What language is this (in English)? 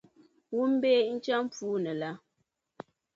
Dagbani